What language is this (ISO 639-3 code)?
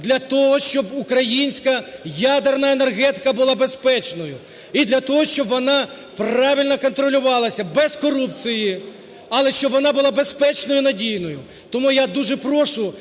ukr